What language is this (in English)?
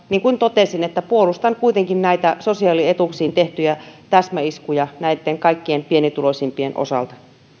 Finnish